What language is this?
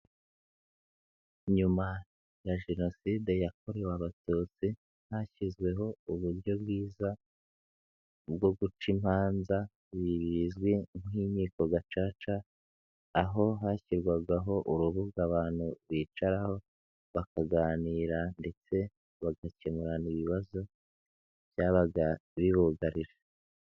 Kinyarwanda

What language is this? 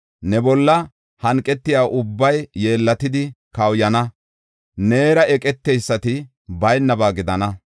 Gofa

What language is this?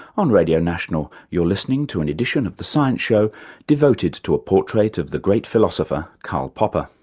English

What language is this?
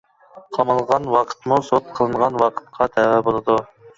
Uyghur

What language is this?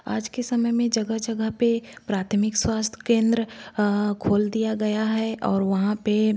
Hindi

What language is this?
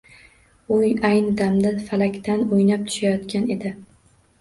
Uzbek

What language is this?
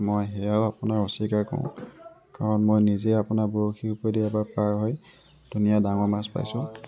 Assamese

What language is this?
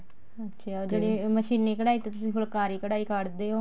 Punjabi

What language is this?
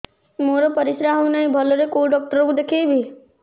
Odia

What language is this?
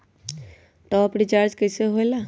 Magahi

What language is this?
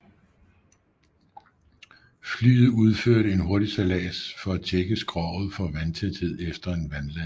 Danish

